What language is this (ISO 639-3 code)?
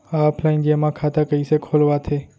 hne